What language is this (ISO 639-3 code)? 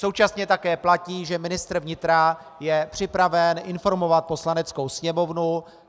ces